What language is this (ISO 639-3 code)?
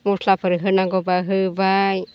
brx